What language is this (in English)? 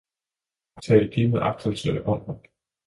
Danish